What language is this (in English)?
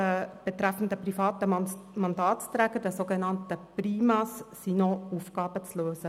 Swiss German